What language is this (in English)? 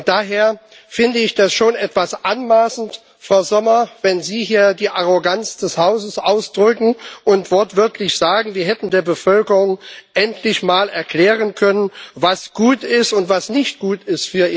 German